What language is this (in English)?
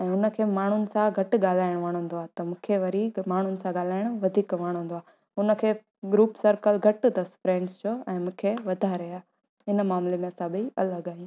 Sindhi